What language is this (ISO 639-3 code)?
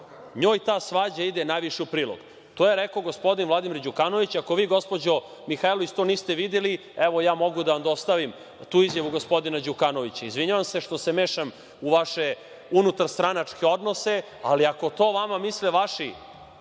srp